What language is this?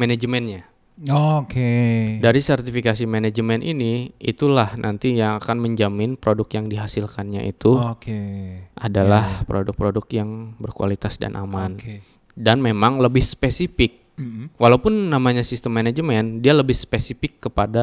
Indonesian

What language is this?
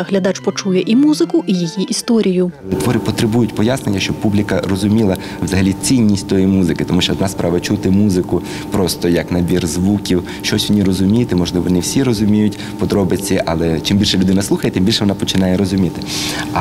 Ukrainian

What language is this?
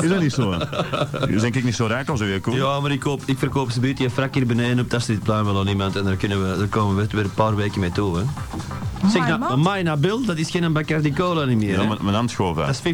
Dutch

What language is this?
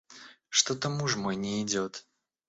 Russian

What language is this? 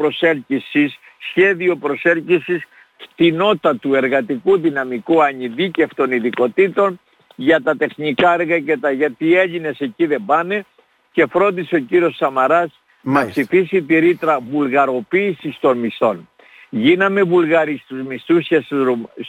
Greek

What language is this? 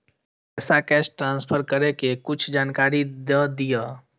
Maithili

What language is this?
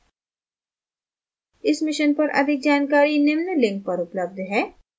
Hindi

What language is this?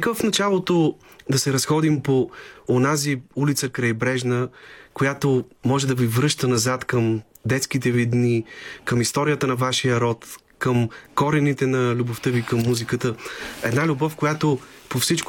Bulgarian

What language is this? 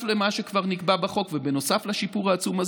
Hebrew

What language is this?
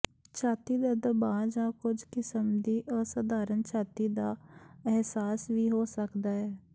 Punjabi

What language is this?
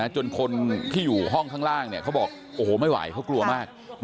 Thai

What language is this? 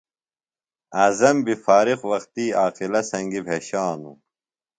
Phalura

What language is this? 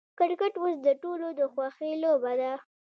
Pashto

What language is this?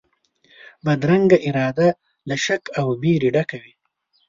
Pashto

